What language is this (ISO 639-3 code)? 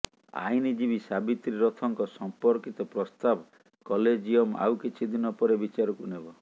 ori